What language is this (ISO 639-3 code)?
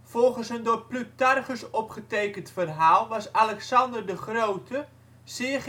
nld